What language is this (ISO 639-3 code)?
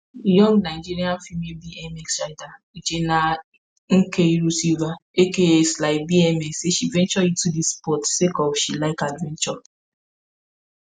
pcm